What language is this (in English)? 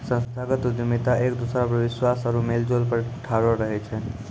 Maithili